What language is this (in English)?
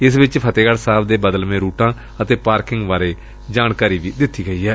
Punjabi